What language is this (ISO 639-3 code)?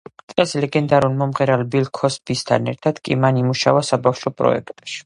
kat